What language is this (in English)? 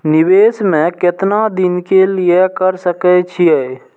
Maithili